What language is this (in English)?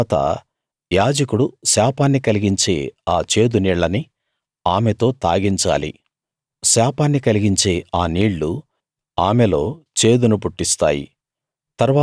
Telugu